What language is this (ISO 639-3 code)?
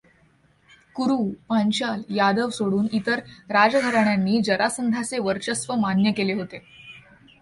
mar